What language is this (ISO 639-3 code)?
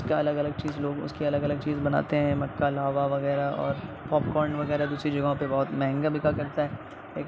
urd